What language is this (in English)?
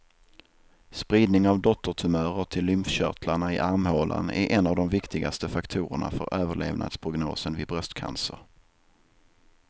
Swedish